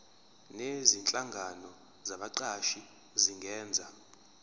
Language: Zulu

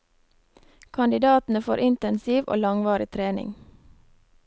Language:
Norwegian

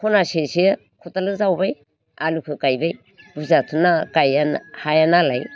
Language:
Bodo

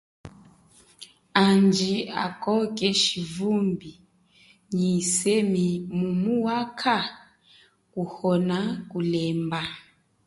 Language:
Chokwe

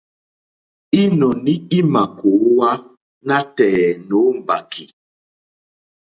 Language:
Mokpwe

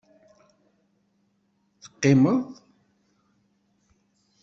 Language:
Kabyle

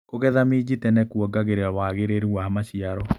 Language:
Kikuyu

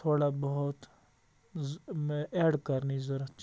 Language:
Kashmiri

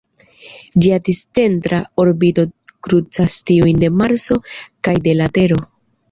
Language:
Esperanto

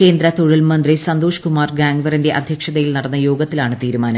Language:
Malayalam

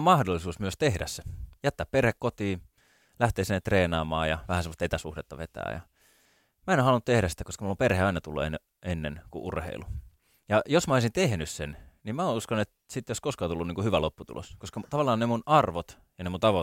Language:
Finnish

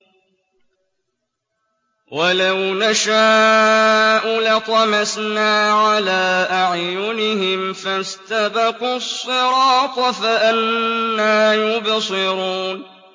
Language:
Arabic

